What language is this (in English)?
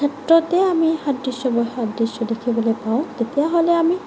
Assamese